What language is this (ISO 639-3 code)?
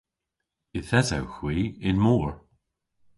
cor